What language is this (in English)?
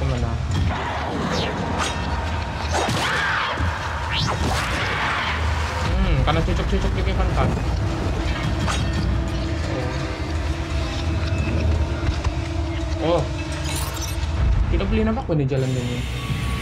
Spanish